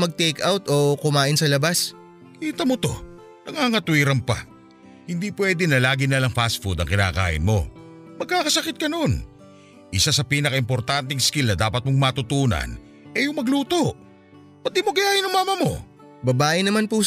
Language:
Filipino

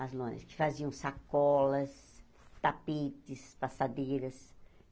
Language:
Portuguese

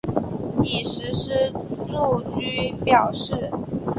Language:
Chinese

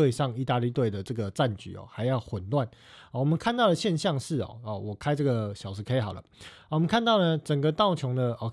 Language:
Chinese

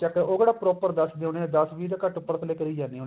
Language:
Punjabi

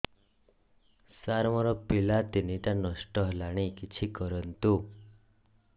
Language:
Odia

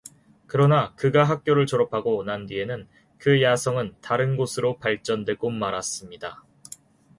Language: Korean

